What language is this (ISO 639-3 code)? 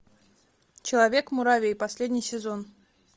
rus